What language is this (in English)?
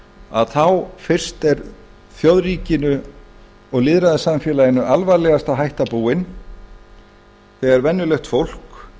Icelandic